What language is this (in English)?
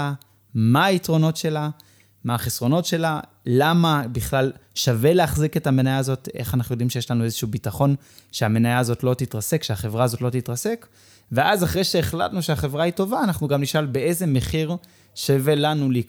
Hebrew